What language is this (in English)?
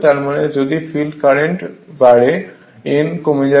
Bangla